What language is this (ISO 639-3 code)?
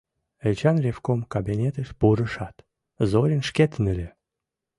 chm